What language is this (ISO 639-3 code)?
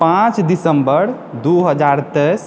mai